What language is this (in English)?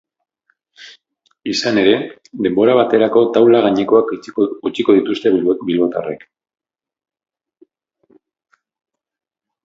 Basque